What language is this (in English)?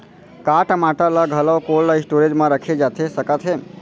Chhattisgarhi